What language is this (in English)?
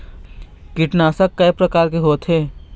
Chhattisgarhi